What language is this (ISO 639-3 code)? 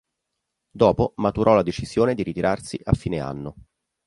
ita